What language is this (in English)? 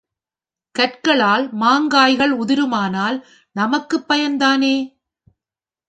Tamil